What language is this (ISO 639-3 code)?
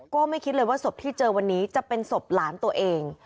tha